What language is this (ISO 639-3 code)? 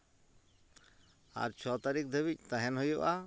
sat